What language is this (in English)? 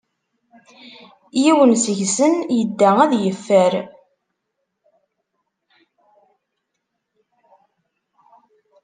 Kabyle